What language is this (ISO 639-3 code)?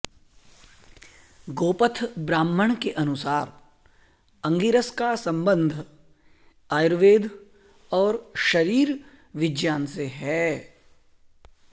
san